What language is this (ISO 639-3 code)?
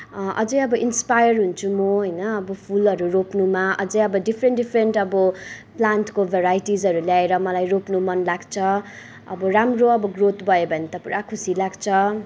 nep